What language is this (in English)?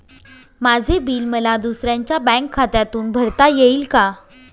Marathi